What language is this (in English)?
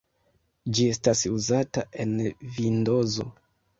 Esperanto